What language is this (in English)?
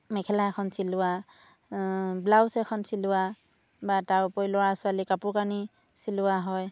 Assamese